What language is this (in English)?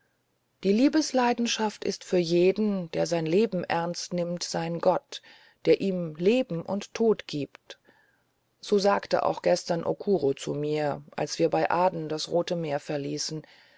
German